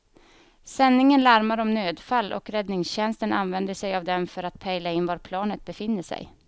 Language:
Swedish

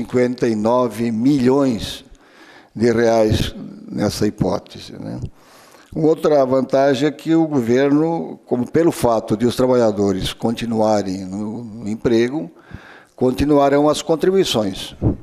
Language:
Portuguese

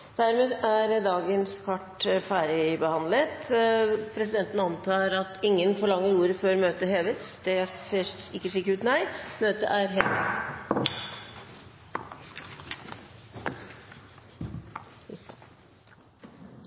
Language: Norwegian Bokmål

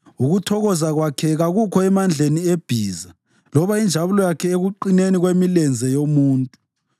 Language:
North Ndebele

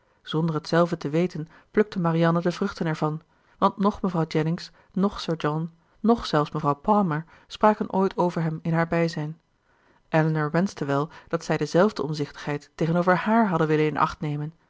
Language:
Dutch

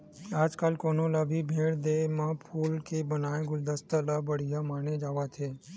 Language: Chhattisgarhi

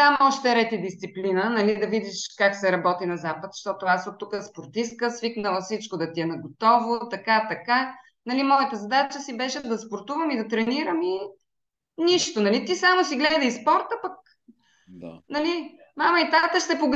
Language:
Bulgarian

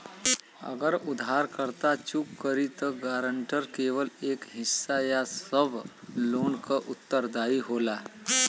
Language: Bhojpuri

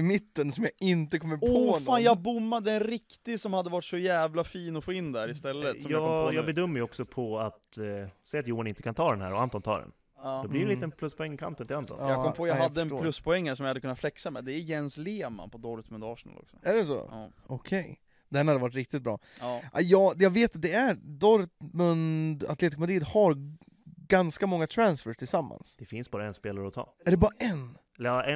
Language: Swedish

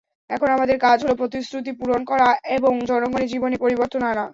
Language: Bangla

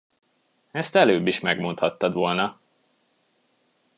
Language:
Hungarian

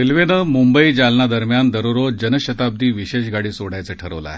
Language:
Marathi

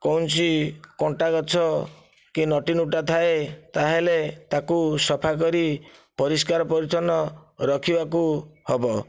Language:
Odia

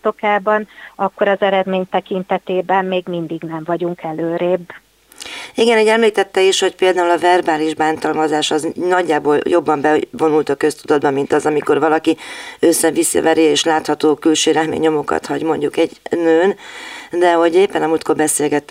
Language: Hungarian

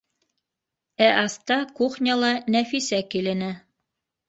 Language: Bashkir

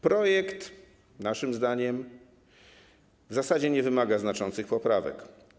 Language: Polish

